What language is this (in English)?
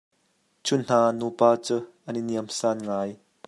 Hakha Chin